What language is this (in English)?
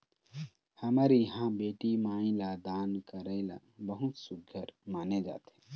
Chhattisgarhi